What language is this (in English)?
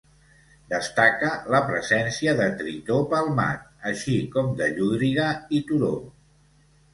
Catalan